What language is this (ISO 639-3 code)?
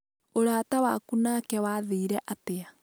kik